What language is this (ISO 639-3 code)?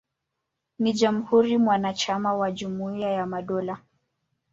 swa